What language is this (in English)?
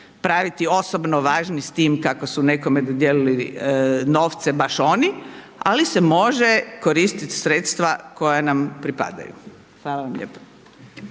Croatian